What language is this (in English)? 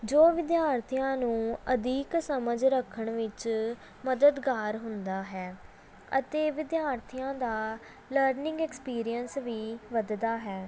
Punjabi